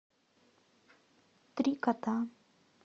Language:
Russian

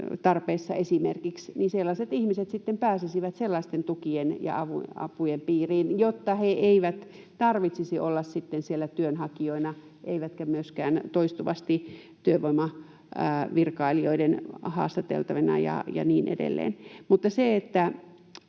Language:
Finnish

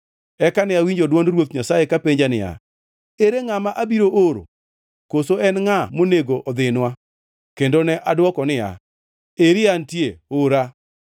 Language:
Luo (Kenya and Tanzania)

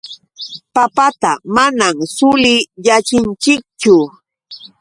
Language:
Yauyos Quechua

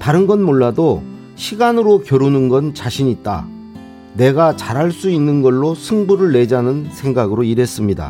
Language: Korean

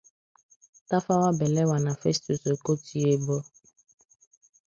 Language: Igbo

